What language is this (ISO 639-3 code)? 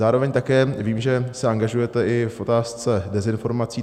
ces